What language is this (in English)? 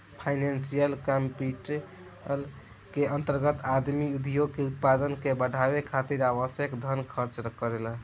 Bhojpuri